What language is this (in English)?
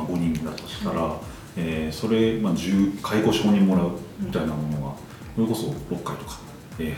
Japanese